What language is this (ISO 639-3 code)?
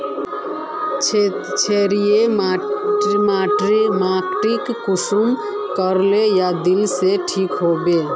mag